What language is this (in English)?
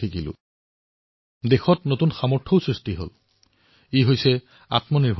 Assamese